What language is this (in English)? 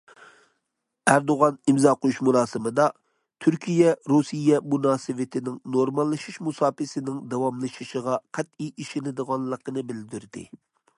Uyghur